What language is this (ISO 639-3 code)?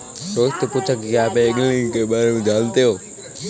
hin